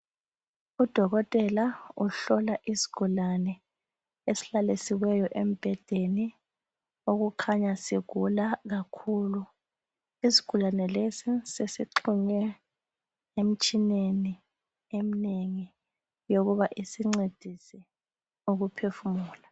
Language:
North Ndebele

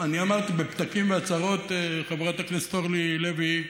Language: Hebrew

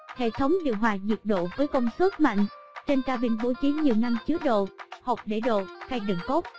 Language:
Vietnamese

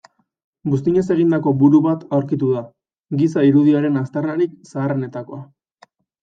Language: Basque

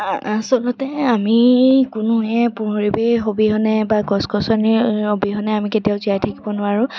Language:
Assamese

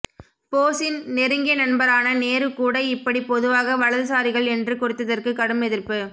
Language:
Tamil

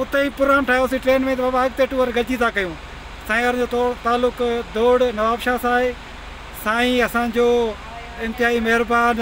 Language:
Punjabi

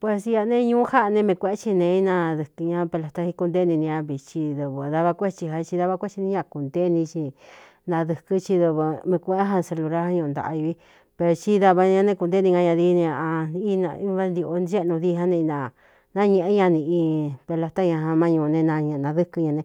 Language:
Cuyamecalco Mixtec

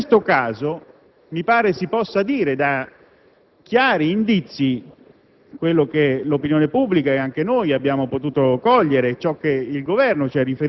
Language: Italian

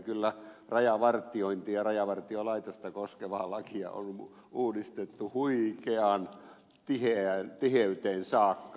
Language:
Finnish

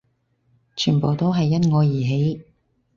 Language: Cantonese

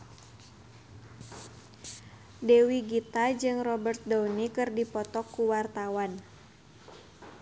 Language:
Sundanese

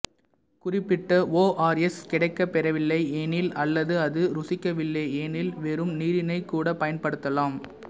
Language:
Tamil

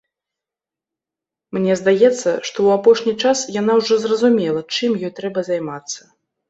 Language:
Belarusian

